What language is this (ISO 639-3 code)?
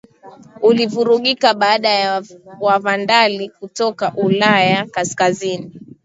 swa